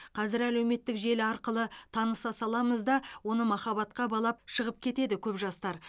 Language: Kazakh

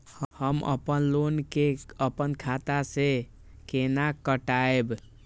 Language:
Maithili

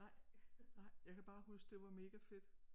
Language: Danish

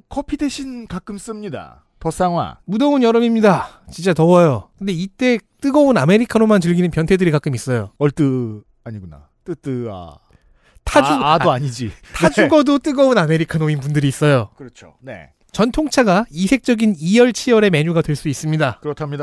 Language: Korean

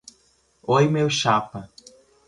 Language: Portuguese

